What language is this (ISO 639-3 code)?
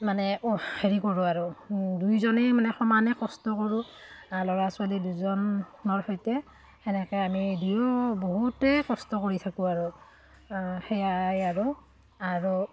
asm